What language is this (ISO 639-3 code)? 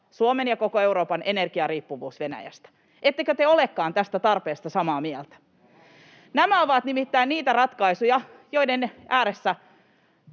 fin